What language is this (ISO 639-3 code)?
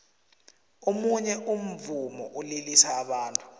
nbl